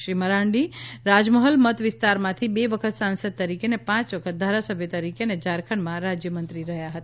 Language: Gujarati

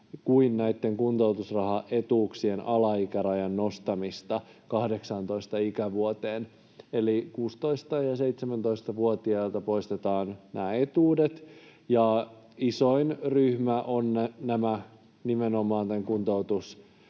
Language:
Finnish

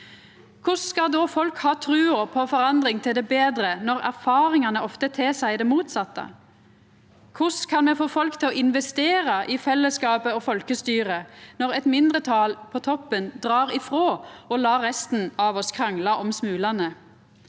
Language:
Norwegian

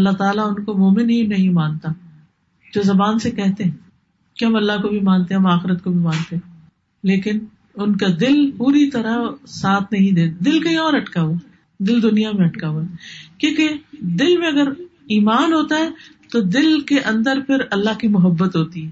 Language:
Urdu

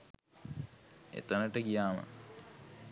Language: Sinhala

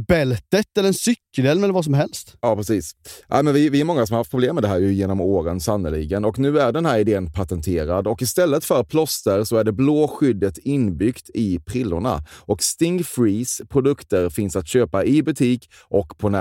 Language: Swedish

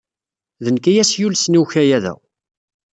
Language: Kabyle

